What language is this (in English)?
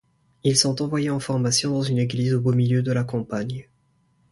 French